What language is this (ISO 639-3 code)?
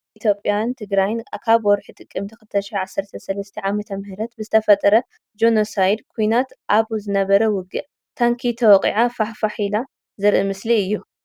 tir